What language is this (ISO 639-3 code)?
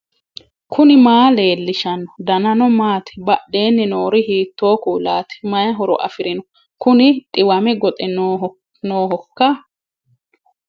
sid